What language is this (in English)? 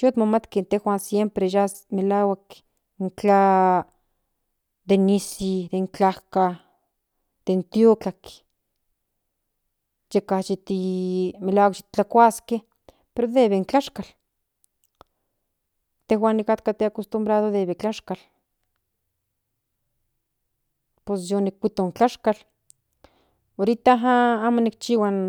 Central Nahuatl